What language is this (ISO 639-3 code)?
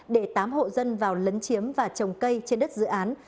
vie